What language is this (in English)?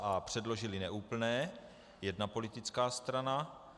Czech